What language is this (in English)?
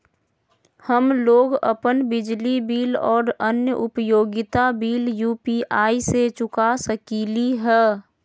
Magahi